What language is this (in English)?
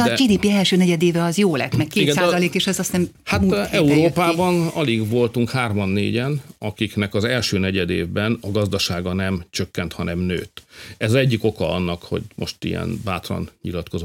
Hungarian